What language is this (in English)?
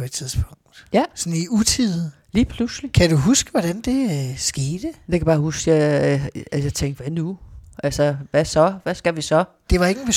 Danish